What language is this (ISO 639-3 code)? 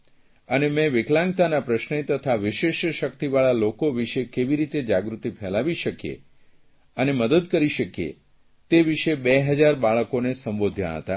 guj